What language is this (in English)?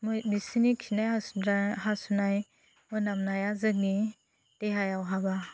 Bodo